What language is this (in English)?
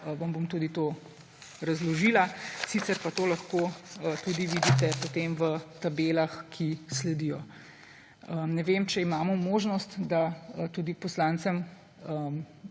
Slovenian